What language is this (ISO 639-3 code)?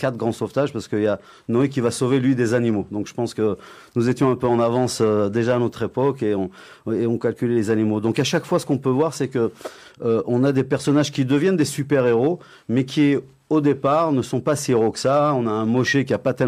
fra